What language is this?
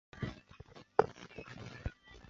Chinese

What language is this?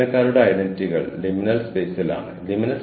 Malayalam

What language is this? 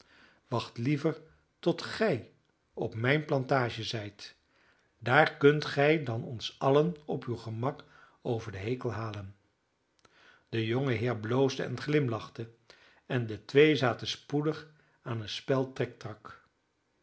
Dutch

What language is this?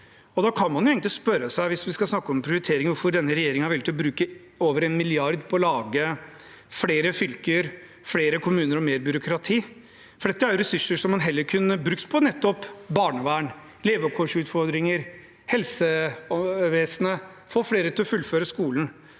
Norwegian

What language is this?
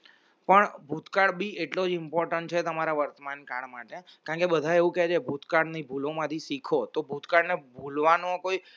Gujarati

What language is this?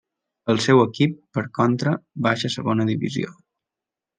Catalan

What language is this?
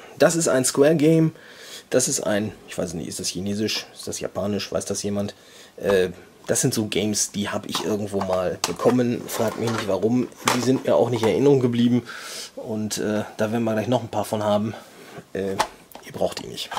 German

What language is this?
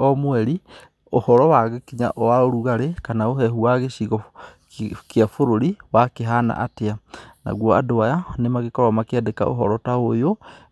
Kikuyu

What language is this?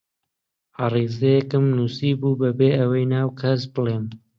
Central Kurdish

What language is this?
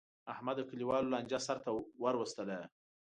Pashto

